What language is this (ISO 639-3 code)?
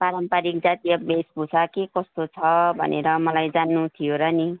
nep